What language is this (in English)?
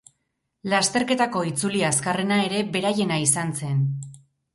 Basque